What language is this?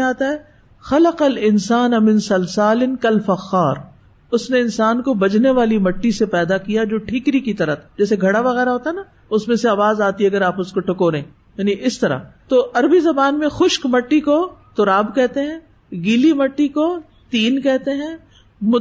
Urdu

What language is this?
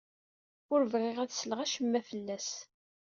Kabyle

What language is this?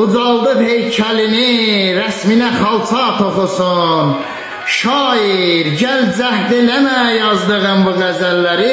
Turkish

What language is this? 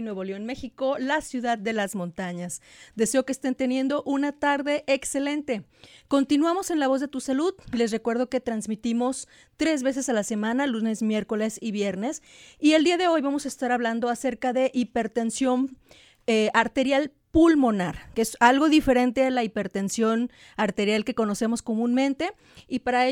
Spanish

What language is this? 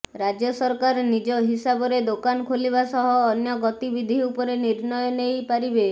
Odia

